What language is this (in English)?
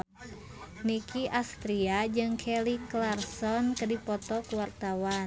Sundanese